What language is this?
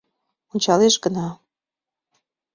Mari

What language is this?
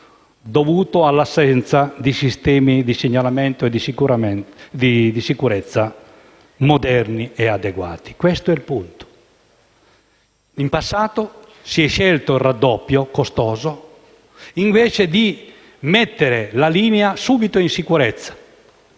Italian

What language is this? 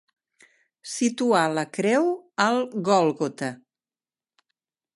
Catalan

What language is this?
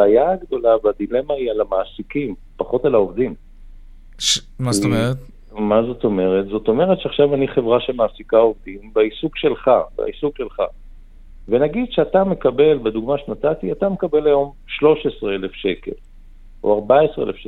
Hebrew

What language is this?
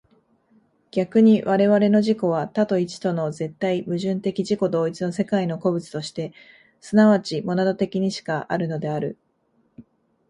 Japanese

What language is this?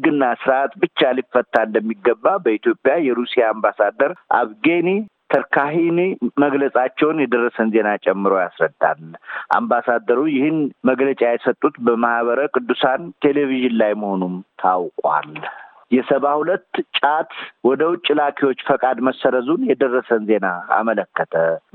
Amharic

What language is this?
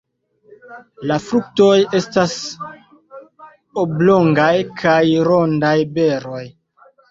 Esperanto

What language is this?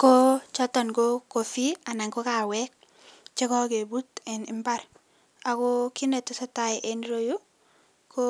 Kalenjin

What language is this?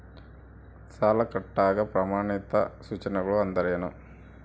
Kannada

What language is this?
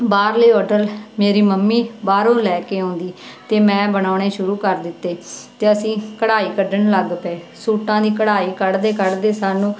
Punjabi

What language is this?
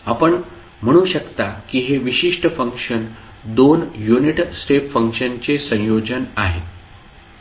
Marathi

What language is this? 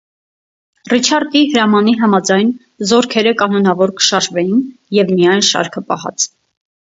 Armenian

